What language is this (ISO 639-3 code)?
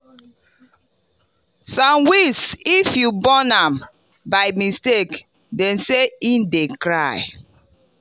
pcm